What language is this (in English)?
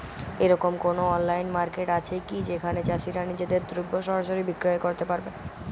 Bangla